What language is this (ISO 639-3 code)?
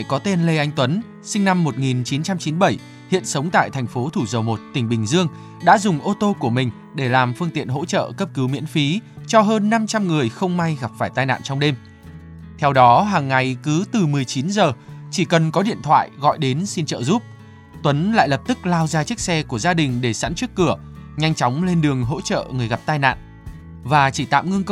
vie